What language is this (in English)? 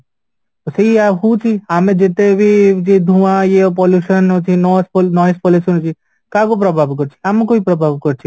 Odia